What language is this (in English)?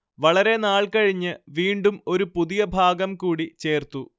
Malayalam